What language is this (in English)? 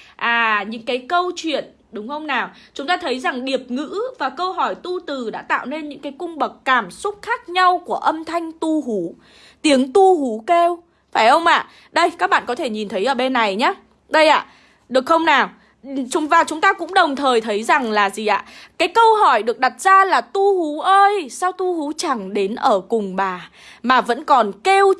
Vietnamese